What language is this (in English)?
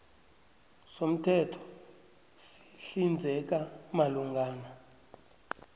South Ndebele